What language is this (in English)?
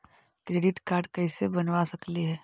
Magahi